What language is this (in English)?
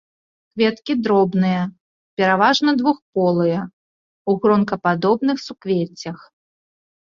Belarusian